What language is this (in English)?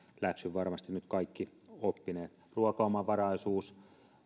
Finnish